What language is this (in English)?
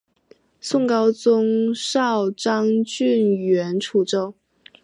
Chinese